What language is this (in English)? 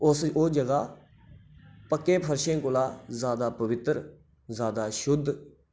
Dogri